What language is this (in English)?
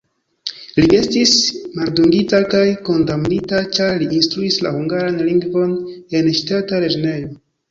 Esperanto